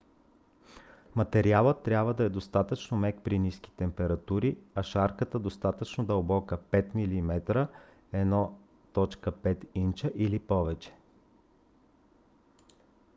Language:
Bulgarian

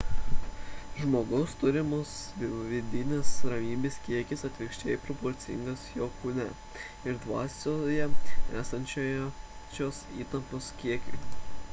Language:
Lithuanian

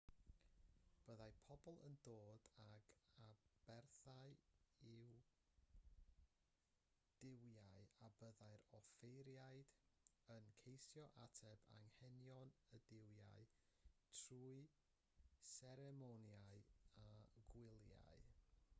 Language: Welsh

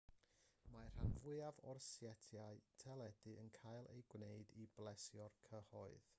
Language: Welsh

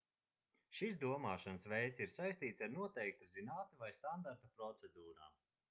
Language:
Latvian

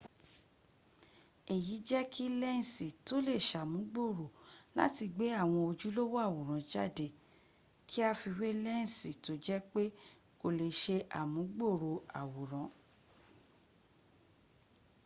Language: Yoruba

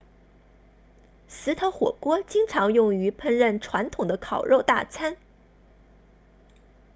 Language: Chinese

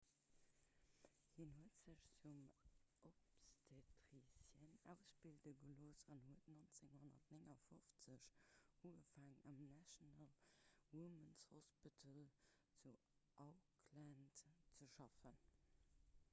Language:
Luxembourgish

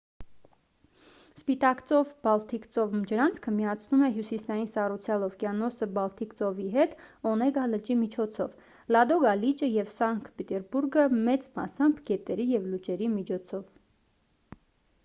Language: Armenian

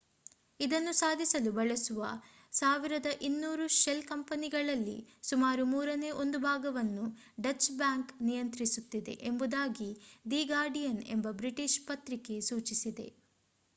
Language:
Kannada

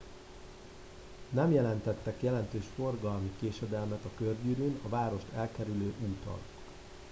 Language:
Hungarian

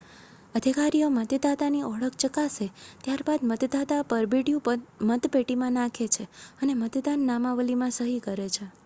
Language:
Gujarati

